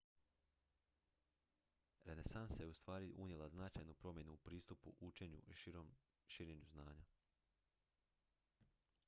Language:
Croatian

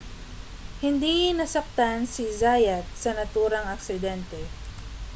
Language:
Filipino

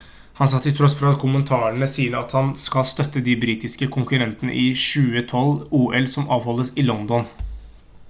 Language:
Norwegian Bokmål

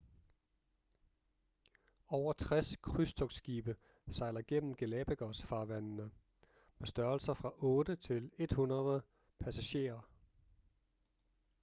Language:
Danish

